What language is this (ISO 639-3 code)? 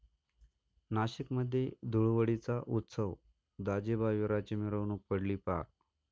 mar